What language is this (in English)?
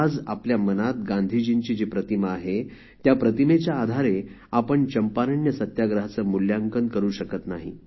Marathi